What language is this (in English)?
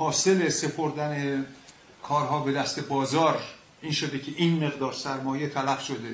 Persian